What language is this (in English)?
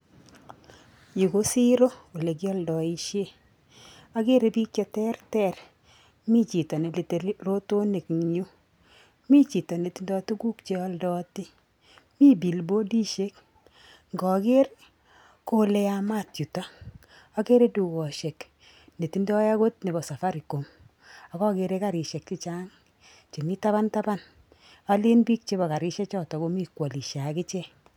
Kalenjin